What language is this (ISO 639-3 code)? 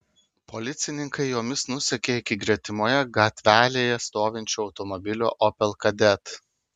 lit